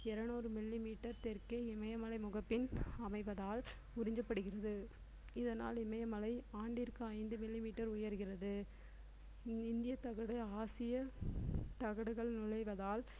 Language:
Tamil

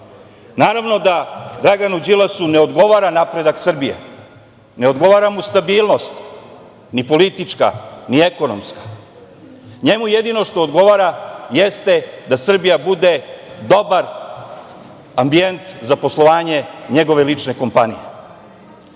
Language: Serbian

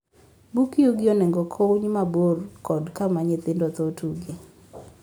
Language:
Luo (Kenya and Tanzania)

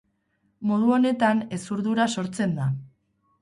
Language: Basque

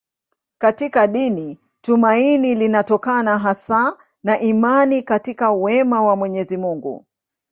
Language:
Swahili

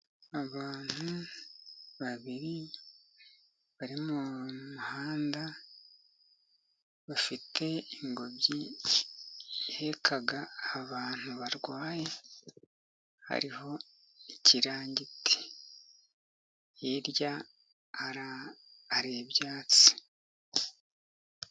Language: Kinyarwanda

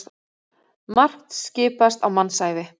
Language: Icelandic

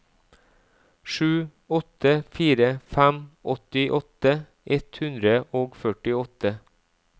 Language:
Norwegian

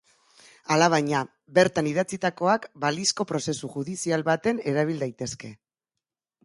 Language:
Basque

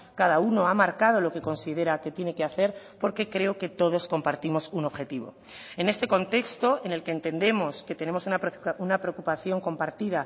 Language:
Spanish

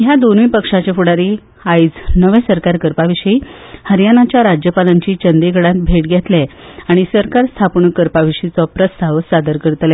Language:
Konkani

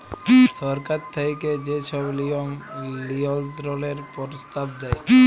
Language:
Bangla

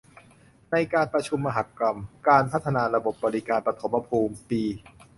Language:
Thai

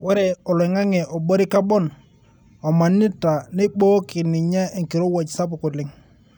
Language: Masai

